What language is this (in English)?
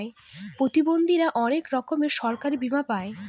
Bangla